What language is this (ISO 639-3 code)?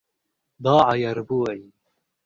ara